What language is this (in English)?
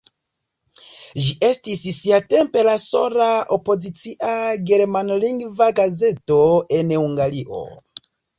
Esperanto